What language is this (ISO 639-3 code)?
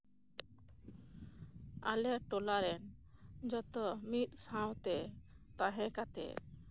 sat